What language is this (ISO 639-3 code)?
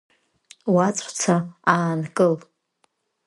abk